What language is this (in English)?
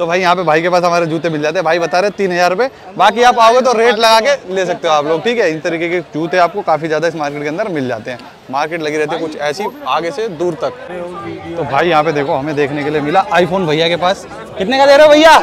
Hindi